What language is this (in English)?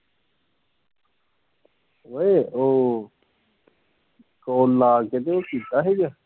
Punjabi